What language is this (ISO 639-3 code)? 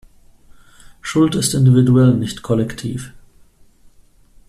deu